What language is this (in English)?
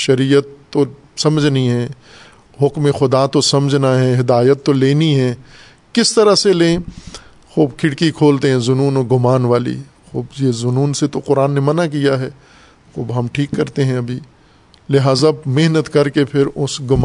Urdu